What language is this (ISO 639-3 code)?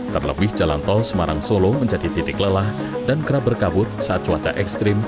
ind